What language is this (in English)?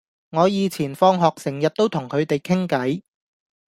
Cantonese